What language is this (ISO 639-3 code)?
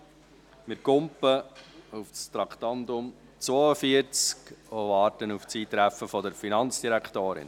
gsw